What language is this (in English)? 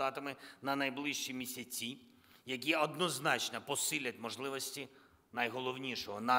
Ukrainian